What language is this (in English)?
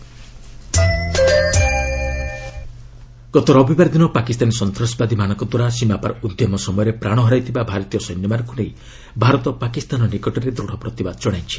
Odia